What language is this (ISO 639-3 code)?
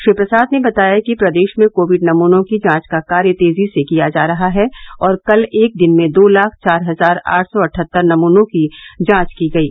hin